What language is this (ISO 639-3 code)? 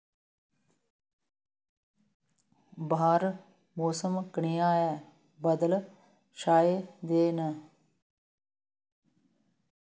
doi